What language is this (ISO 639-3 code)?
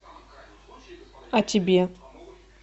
rus